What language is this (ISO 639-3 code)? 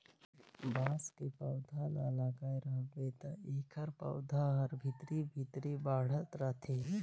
hne